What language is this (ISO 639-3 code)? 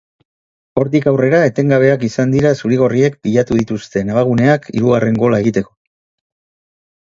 eus